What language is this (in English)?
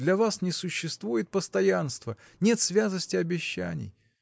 Russian